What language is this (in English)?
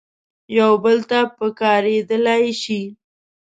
Pashto